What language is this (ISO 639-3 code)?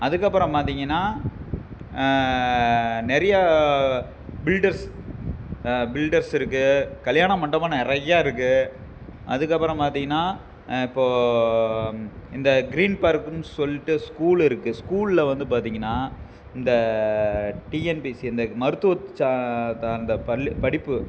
tam